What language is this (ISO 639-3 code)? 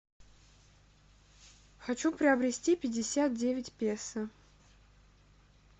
rus